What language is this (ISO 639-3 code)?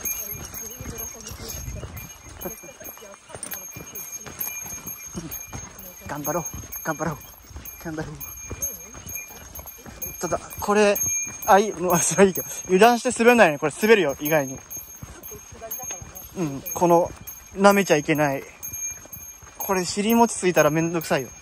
jpn